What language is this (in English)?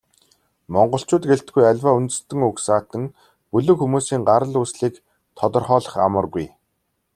Mongolian